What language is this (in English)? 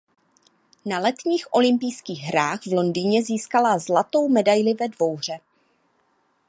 Czech